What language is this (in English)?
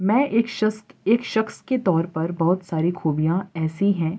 Urdu